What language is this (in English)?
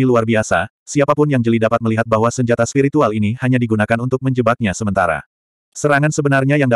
Indonesian